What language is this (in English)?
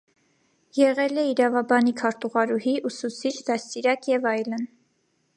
Armenian